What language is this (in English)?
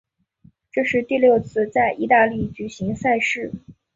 Chinese